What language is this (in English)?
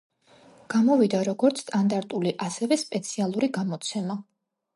Georgian